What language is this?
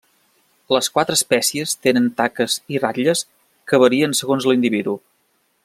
Catalan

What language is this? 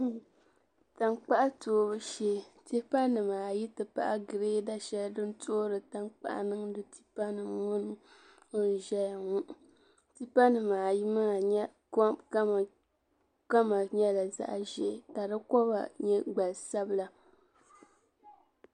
Dagbani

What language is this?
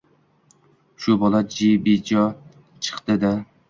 Uzbek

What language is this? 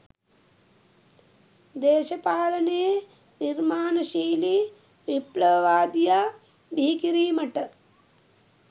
Sinhala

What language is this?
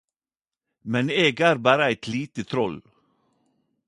Norwegian Nynorsk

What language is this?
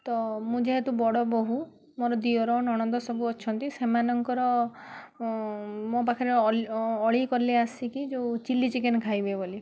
Odia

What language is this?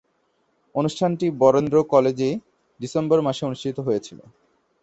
Bangla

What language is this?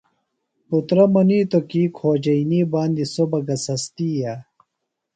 Phalura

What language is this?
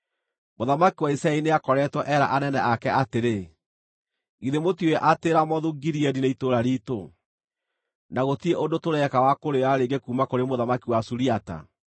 Kikuyu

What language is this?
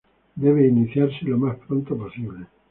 Spanish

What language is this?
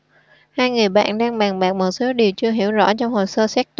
Vietnamese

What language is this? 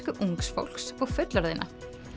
Icelandic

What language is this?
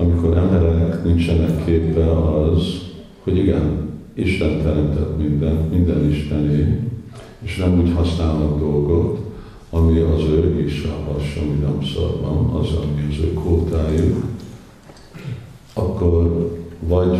Hungarian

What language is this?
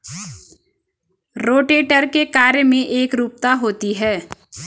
Hindi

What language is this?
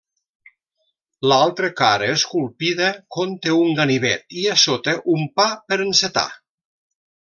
Catalan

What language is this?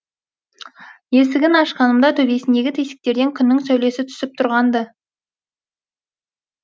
Kazakh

